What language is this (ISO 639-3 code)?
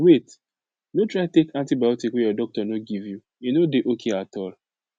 pcm